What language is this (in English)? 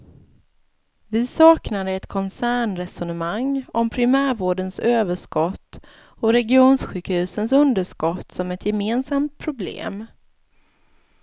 Swedish